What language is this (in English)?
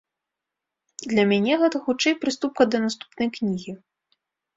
Belarusian